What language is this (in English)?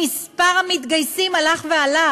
Hebrew